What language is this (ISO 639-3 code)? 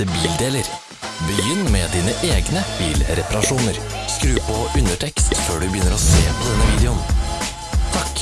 nor